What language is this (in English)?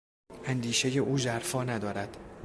Persian